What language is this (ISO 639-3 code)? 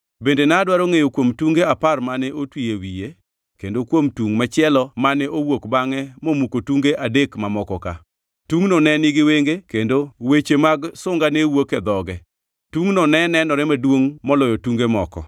luo